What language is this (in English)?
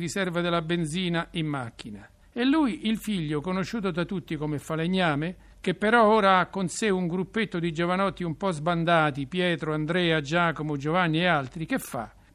Italian